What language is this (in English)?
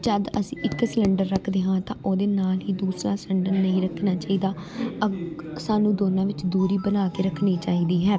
Punjabi